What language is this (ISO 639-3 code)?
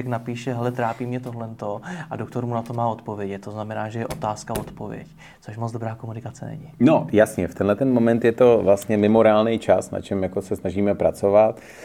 ces